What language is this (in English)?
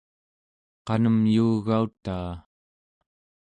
Central Yupik